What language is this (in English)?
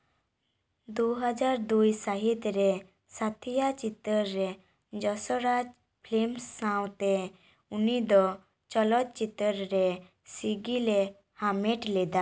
Santali